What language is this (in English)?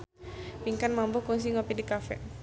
Sundanese